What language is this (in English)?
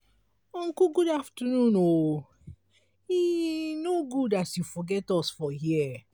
Nigerian Pidgin